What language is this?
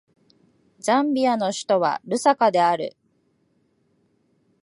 Japanese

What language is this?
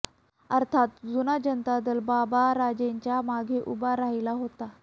Marathi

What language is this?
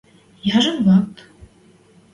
Western Mari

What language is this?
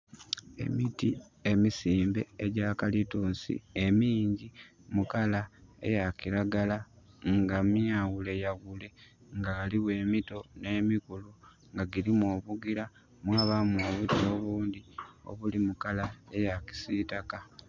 Soga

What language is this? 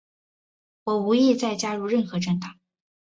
Chinese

